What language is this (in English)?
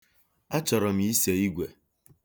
Igbo